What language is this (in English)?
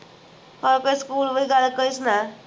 Punjabi